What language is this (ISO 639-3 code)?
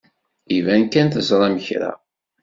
kab